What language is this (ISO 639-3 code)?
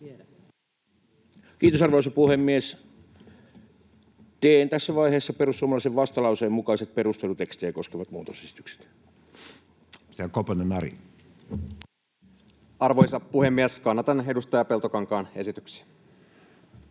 fin